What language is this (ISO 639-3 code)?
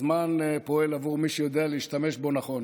heb